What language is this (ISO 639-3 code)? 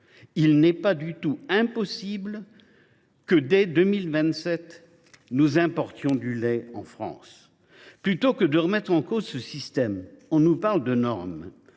fra